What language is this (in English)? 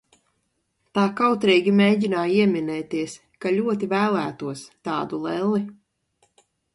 Latvian